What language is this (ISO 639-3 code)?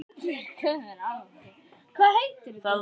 isl